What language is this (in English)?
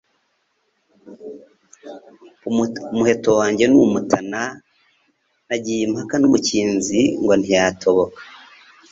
Kinyarwanda